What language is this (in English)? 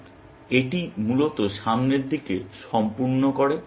Bangla